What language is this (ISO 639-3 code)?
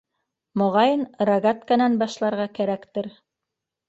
bak